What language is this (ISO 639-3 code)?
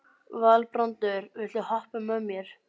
isl